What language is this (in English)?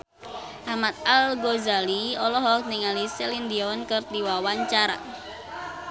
Sundanese